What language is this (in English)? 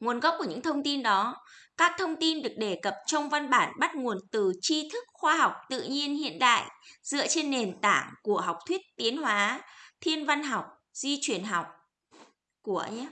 Vietnamese